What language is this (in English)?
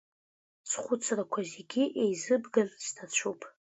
Abkhazian